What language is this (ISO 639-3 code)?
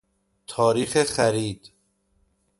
fas